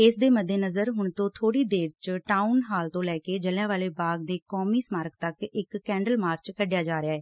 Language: Punjabi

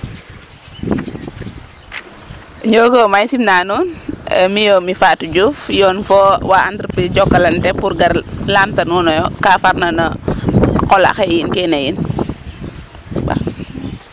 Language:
Serer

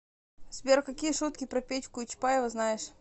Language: Russian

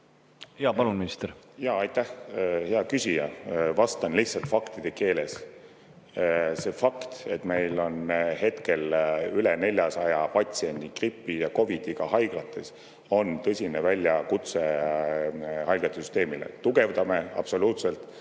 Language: Estonian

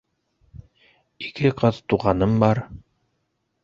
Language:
Bashkir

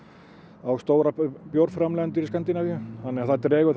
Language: Icelandic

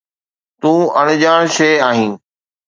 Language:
Sindhi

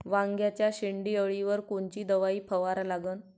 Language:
Marathi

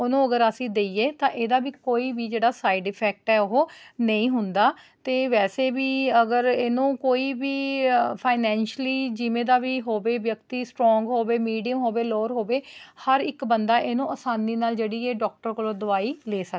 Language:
Punjabi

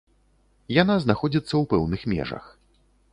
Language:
Belarusian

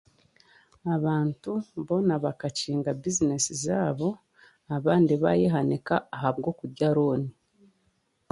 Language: Chiga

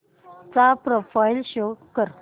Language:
Marathi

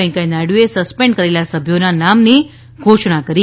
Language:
Gujarati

